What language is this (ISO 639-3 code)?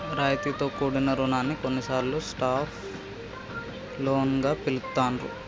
tel